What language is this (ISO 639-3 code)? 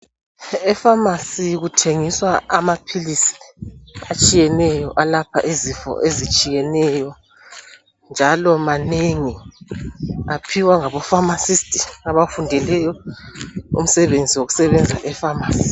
nde